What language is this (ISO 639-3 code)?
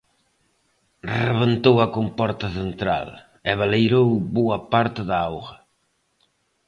glg